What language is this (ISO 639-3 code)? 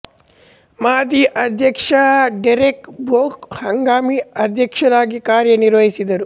kan